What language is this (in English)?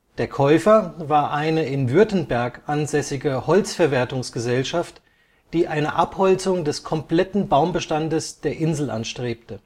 German